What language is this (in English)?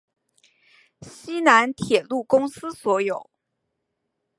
Chinese